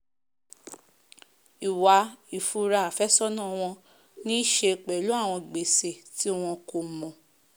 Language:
Yoruba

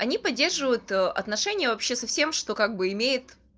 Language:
Russian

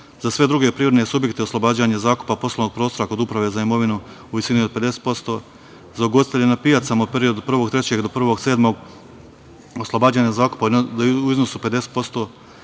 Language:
Serbian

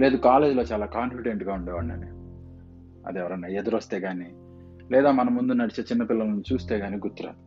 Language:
Telugu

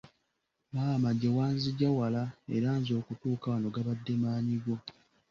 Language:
Ganda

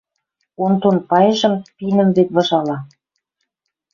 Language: Western Mari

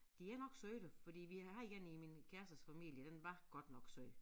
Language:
Danish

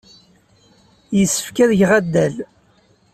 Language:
Kabyle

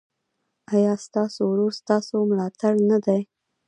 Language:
Pashto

